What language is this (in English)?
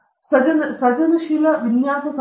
Kannada